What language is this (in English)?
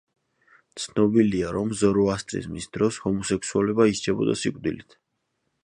Georgian